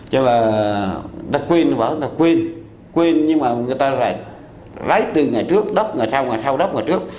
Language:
Vietnamese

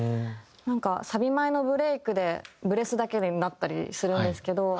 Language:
Japanese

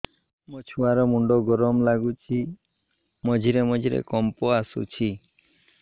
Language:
Odia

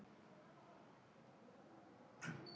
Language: Icelandic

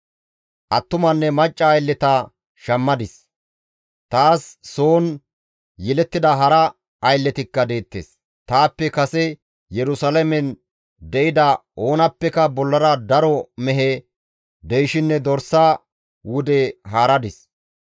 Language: Gamo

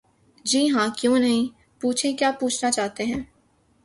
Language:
Urdu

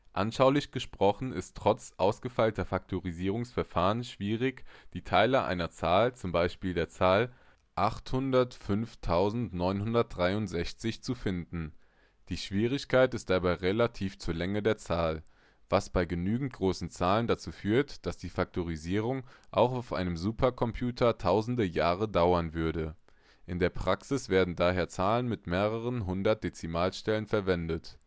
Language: German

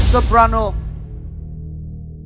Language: Vietnamese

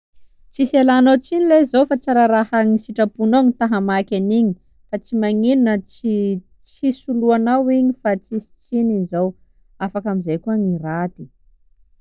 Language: Sakalava Malagasy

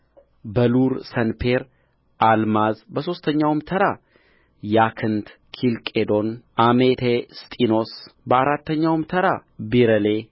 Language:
Amharic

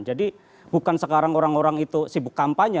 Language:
Indonesian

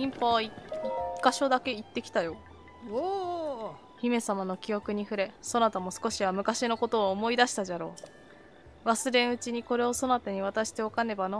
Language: Japanese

